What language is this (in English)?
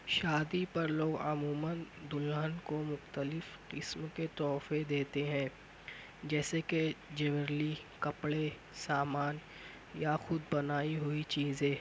Urdu